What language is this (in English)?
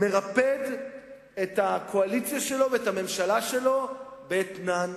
Hebrew